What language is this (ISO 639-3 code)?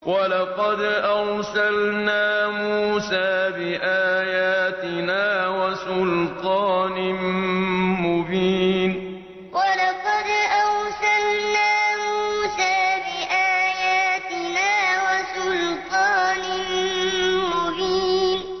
ara